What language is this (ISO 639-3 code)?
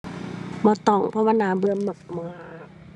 tha